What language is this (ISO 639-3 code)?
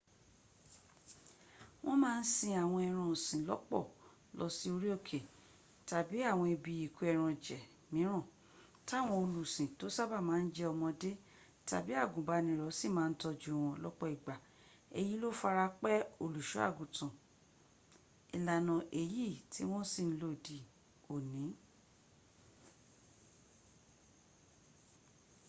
yor